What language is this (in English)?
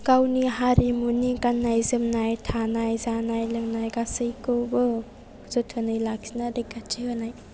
Bodo